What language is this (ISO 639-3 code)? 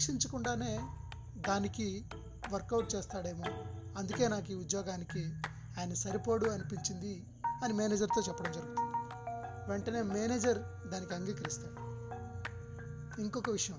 tel